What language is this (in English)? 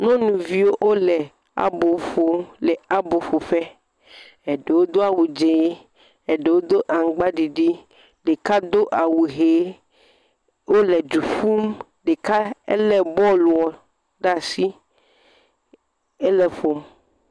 Ewe